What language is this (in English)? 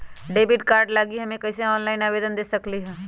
Magahi